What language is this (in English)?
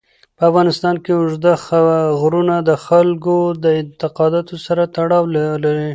Pashto